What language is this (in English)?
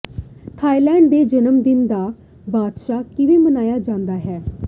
Punjabi